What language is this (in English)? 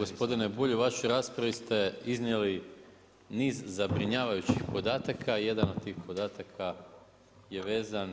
Croatian